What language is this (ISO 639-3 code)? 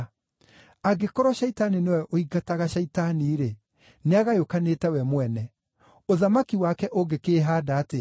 kik